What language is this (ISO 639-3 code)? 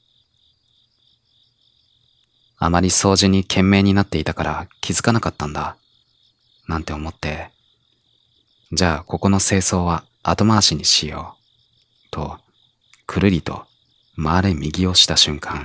jpn